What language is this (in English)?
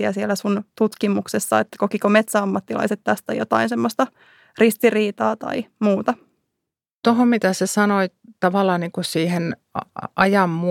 Finnish